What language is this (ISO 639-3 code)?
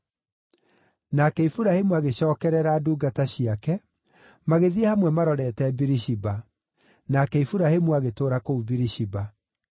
kik